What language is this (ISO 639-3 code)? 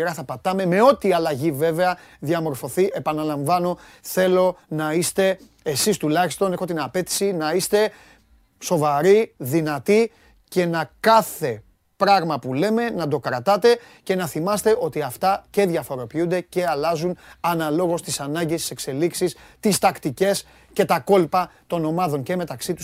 ell